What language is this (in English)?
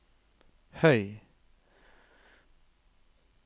Norwegian